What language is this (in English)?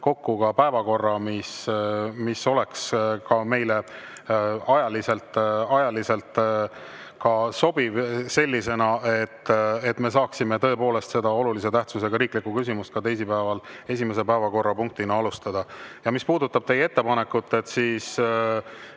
Estonian